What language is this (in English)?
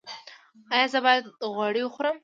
Pashto